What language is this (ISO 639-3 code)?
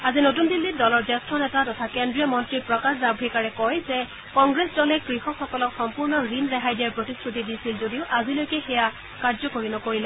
asm